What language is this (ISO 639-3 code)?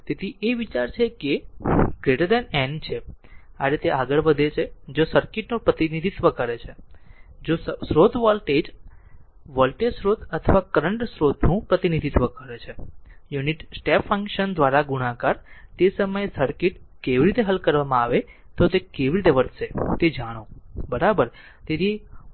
guj